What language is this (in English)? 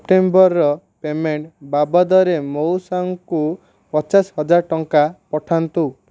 Odia